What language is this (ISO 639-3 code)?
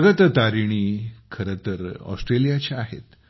mar